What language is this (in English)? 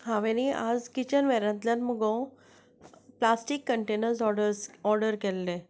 Konkani